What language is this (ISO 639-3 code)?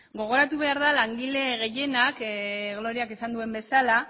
eus